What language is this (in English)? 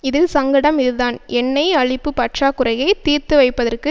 Tamil